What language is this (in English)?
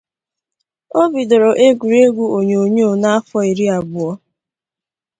Igbo